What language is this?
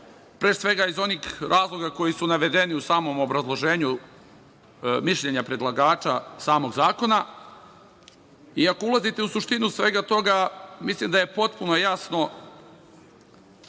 Serbian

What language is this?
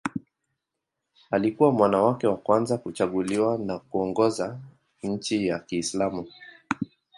Swahili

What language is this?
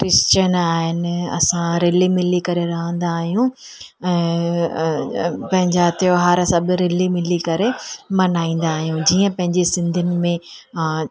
Sindhi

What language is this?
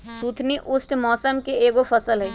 Magahi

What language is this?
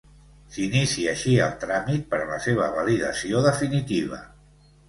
Catalan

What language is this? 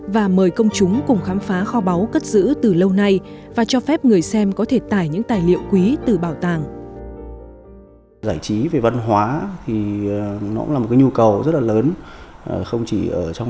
Vietnamese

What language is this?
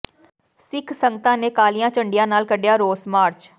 Punjabi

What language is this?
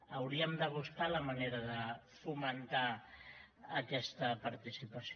Catalan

